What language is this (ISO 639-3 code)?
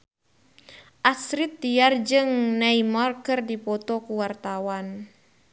sun